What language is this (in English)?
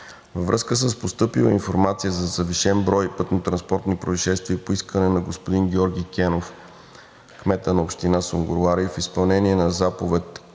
Bulgarian